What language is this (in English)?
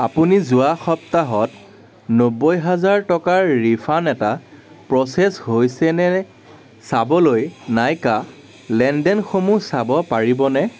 Assamese